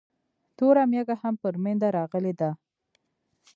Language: Pashto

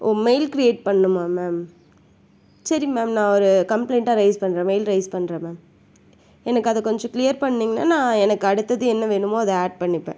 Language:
Tamil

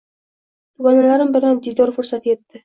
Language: Uzbek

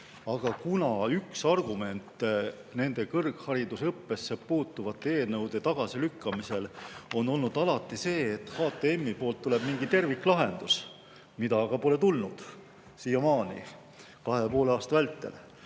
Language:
Estonian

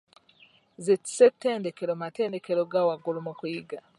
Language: Ganda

